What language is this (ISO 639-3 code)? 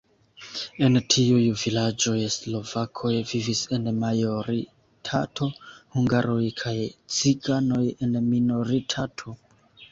epo